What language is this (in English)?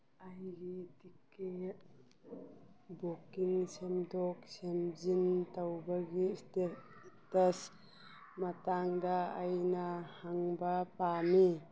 Manipuri